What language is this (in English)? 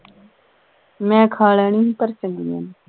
Punjabi